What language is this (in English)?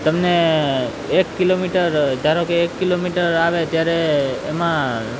Gujarati